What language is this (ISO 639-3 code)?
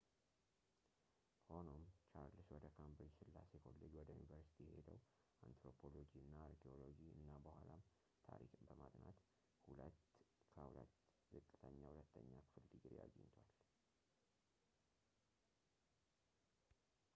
amh